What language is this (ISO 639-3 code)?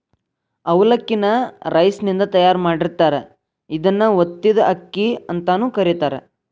kan